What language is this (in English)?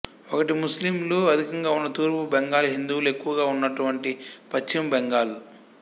Telugu